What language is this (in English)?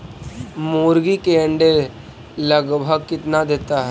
Magahi